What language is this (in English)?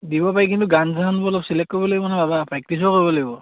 Assamese